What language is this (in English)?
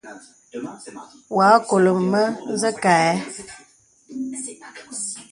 Bebele